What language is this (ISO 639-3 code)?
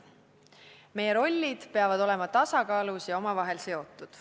est